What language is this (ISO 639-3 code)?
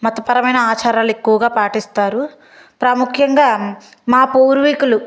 tel